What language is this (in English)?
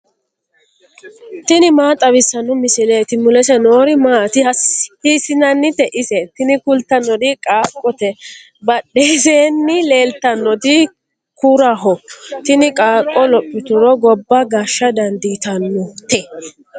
Sidamo